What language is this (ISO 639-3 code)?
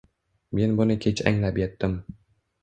uzb